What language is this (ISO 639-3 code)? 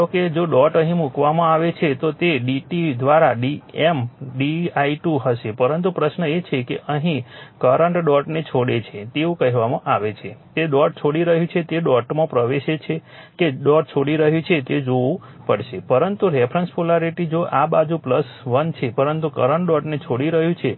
guj